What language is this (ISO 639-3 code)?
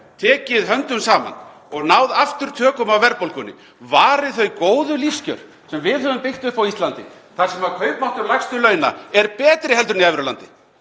isl